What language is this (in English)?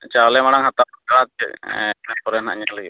Santali